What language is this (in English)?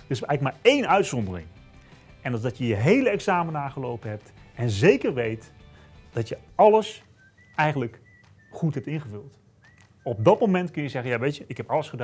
Dutch